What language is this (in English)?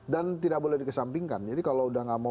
Indonesian